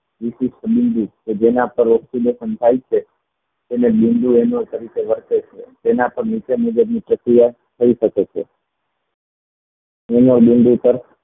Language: Gujarati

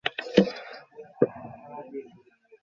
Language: Bangla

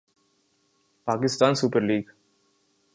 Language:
Urdu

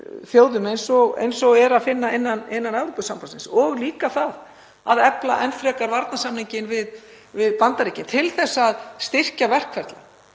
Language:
Icelandic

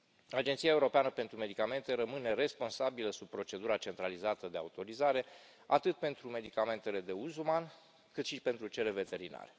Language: Romanian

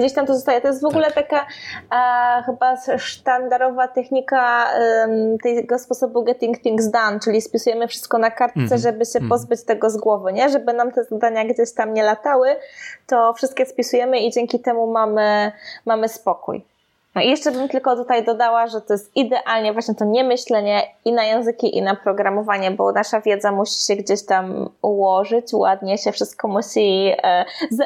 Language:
Polish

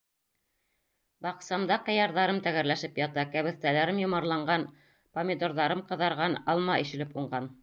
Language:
Bashkir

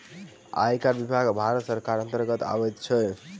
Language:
Maithili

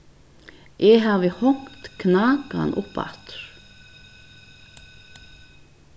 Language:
Faroese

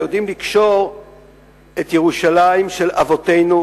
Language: Hebrew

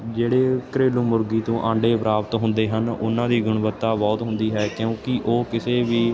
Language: Punjabi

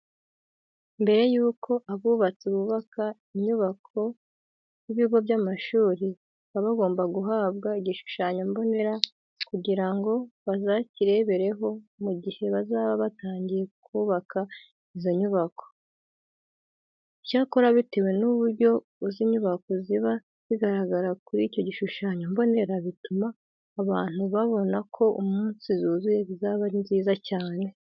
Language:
Kinyarwanda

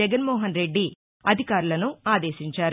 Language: Telugu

